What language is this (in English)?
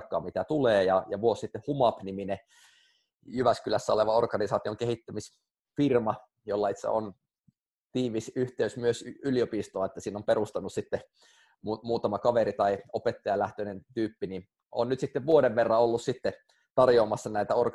Finnish